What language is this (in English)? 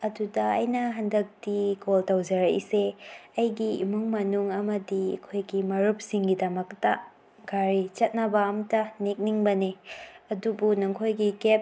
Manipuri